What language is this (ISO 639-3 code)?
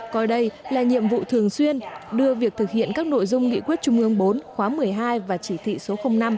vie